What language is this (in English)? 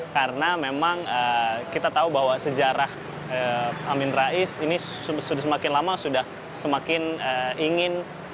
Indonesian